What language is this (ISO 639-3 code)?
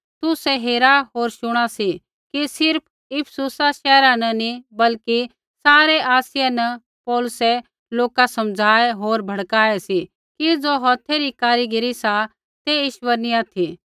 kfx